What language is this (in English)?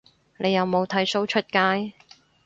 Cantonese